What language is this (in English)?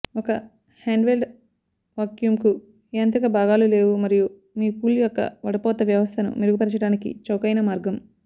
Telugu